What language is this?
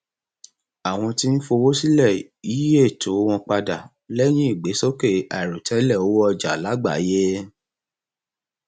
Yoruba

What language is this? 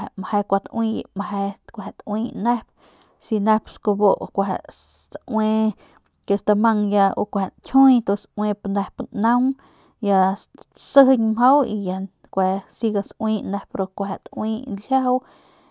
Northern Pame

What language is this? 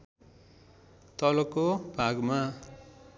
Nepali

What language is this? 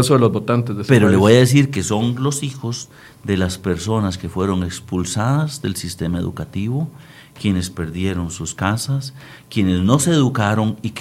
Spanish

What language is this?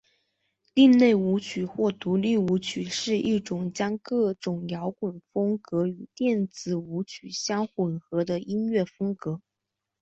Chinese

